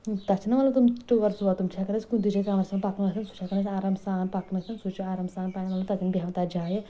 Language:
Kashmiri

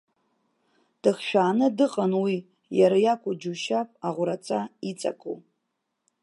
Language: Abkhazian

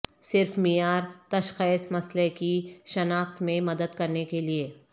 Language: Urdu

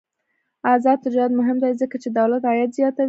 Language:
Pashto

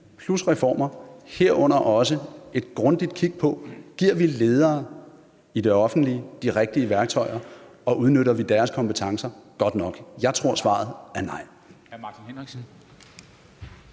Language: Danish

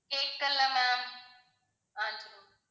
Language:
Tamil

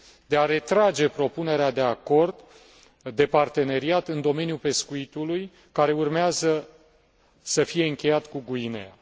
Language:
Romanian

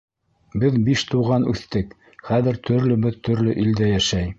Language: Bashkir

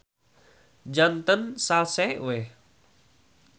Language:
Sundanese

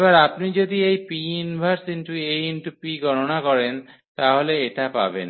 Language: Bangla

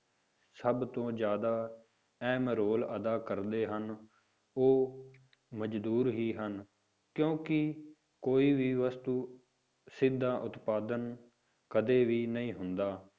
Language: Punjabi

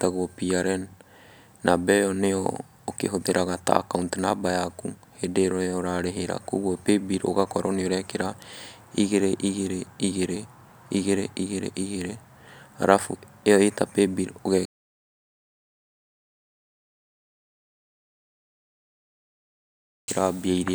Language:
Kikuyu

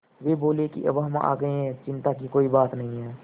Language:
Hindi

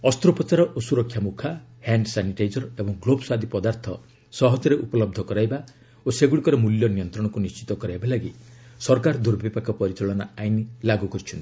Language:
Odia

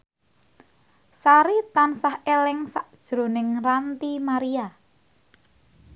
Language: Javanese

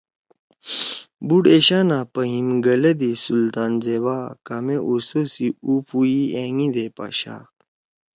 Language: Torwali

